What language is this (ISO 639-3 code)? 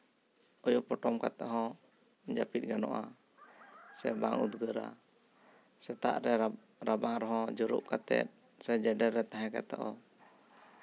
sat